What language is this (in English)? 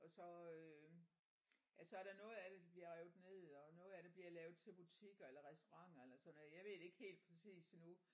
Danish